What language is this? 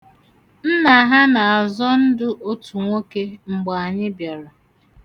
Igbo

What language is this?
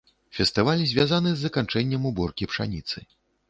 Belarusian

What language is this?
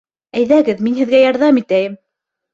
Bashkir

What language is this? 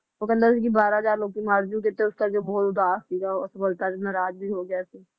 Punjabi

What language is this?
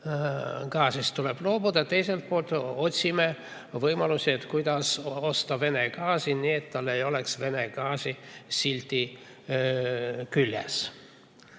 Estonian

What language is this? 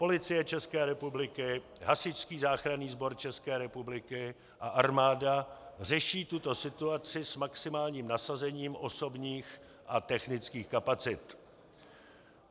Czech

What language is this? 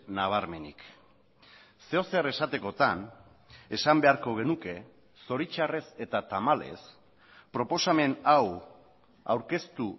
Basque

